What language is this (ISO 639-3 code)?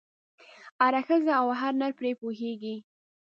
pus